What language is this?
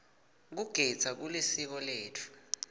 Swati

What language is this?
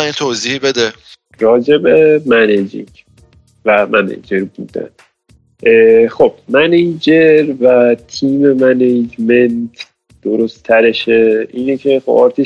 Persian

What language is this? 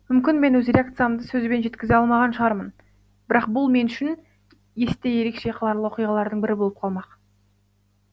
Kazakh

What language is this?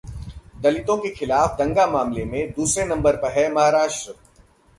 Hindi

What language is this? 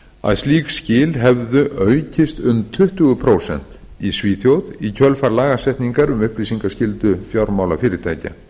Icelandic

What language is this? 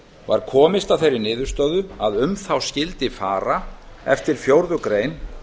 Icelandic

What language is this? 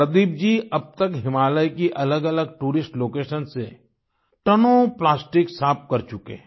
Hindi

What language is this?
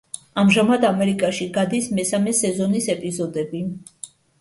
Georgian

